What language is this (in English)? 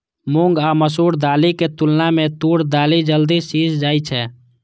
Maithili